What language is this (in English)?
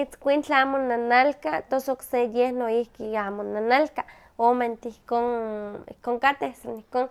Huaxcaleca Nahuatl